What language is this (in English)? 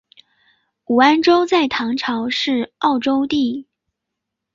Chinese